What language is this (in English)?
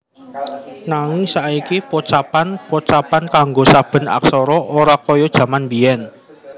Javanese